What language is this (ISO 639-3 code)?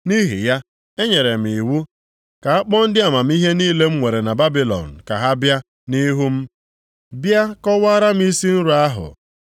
ibo